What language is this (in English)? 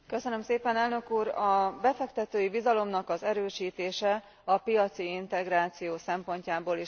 Hungarian